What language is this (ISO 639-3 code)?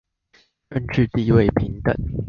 zho